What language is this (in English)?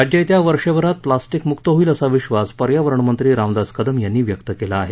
Marathi